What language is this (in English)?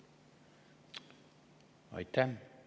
Estonian